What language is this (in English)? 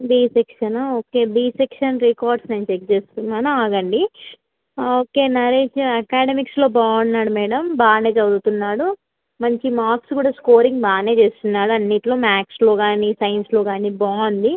Telugu